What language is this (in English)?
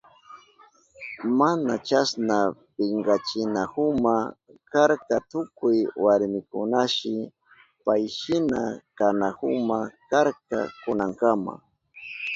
Southern Pastaza Quechua